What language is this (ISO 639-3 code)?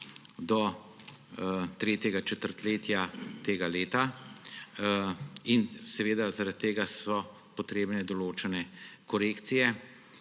slv